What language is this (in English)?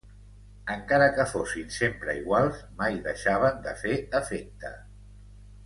Catalan